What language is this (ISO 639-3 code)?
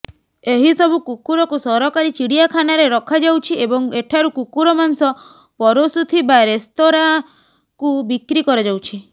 ori